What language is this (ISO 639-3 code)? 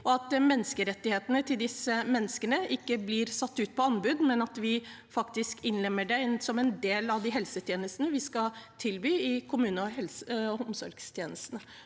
nor